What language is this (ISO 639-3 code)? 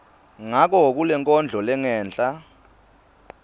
ssw